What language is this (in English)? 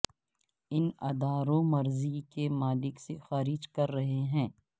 Urdu